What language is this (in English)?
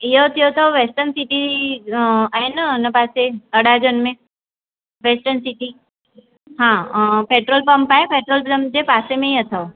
Sindhi